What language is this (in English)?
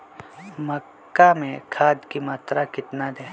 Magahi